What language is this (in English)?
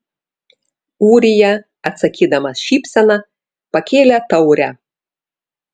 Lithuanian